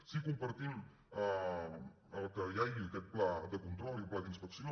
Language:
Catalan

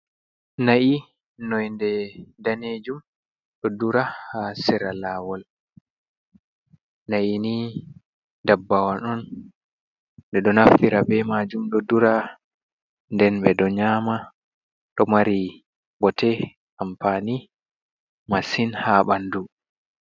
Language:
Fula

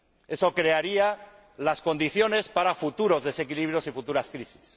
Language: Spanish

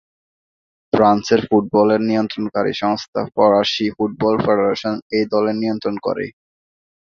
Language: Bangla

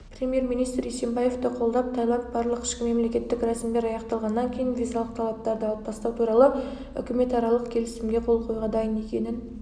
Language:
Kazakh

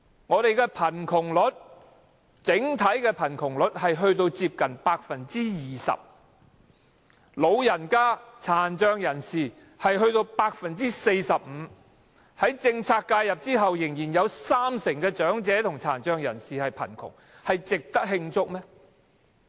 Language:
Cantonese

